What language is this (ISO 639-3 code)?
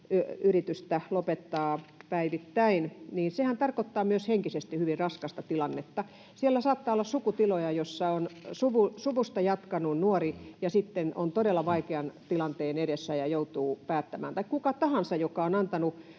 fin